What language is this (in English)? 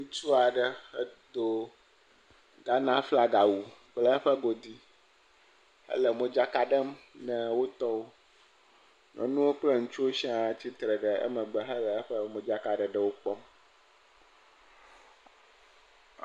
Ewe